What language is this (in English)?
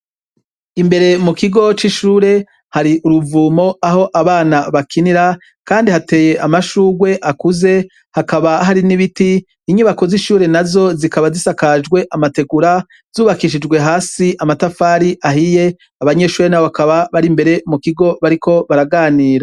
Rundi